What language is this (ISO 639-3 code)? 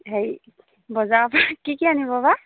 asm